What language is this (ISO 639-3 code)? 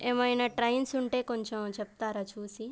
tel